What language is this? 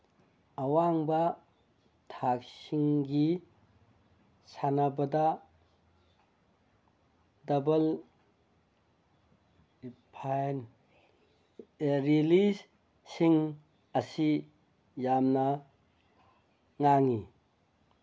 Manipuri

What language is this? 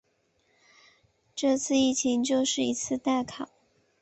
Chinese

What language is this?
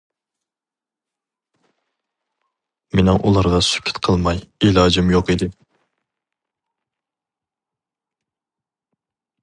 Uyghur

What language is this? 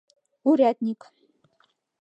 Mari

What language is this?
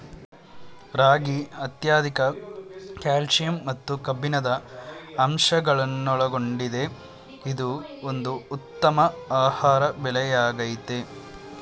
Kannada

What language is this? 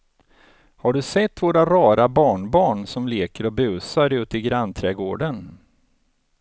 Swedish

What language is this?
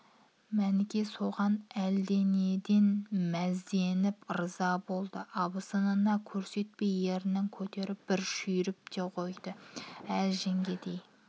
Kazakh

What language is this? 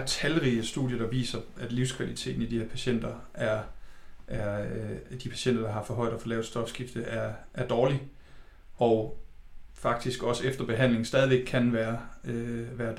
Danish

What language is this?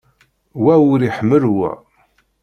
Kabyle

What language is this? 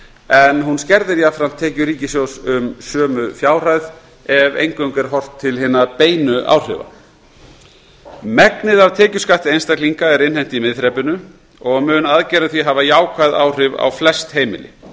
Icelandic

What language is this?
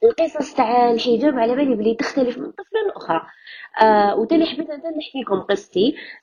Arabic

